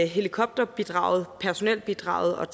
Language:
Danish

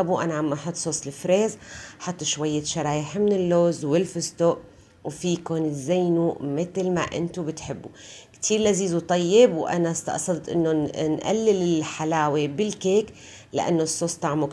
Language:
Arabic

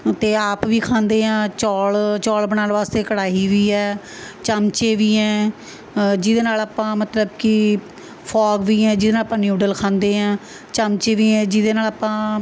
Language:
Punjabi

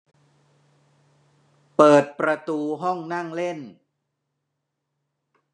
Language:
Thai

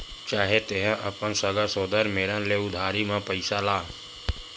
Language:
Chhattisgarhi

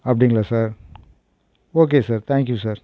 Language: Tamil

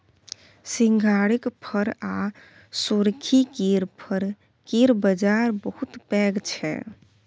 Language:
Maithili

